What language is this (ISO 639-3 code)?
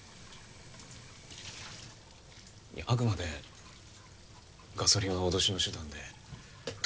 jpn